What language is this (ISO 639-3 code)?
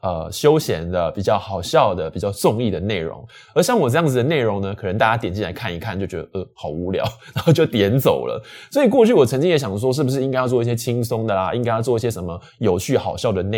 zho